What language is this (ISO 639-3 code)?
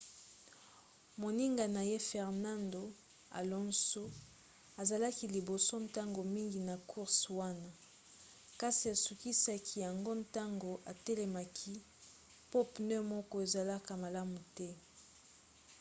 lin